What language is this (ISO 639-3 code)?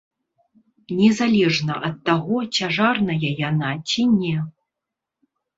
bel